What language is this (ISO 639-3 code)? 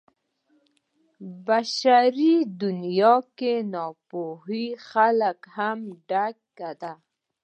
pus